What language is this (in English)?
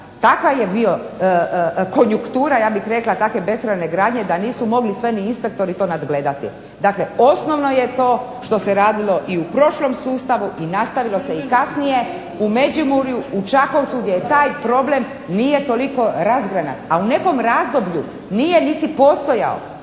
Croatian